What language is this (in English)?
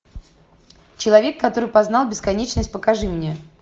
Russian